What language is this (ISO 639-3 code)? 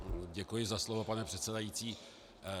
ces